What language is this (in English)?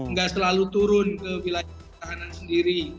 Indonesian